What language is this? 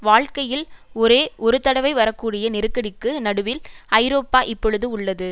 Tamil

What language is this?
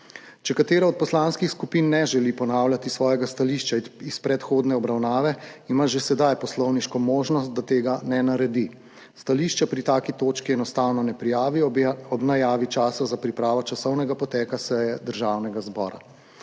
Slovenian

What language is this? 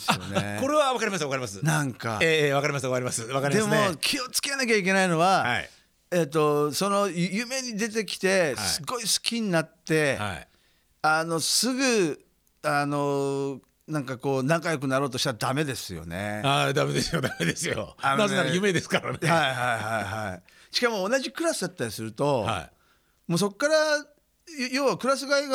Japanese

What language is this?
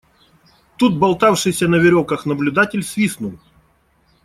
Russian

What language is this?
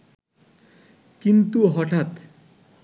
Bangla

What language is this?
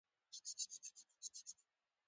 Pashto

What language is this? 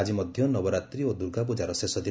Odia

